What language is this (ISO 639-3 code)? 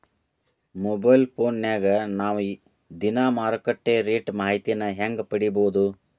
kan